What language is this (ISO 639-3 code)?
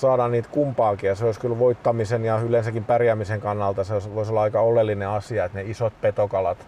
fin